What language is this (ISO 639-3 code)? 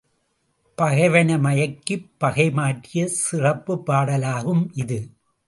tam